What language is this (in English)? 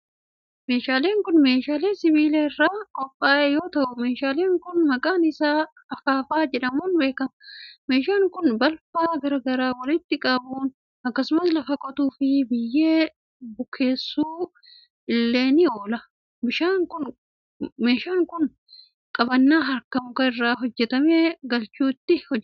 Oromo